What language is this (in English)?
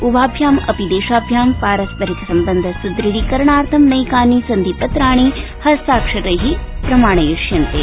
Sanskrit